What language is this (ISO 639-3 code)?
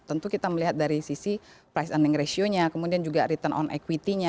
ind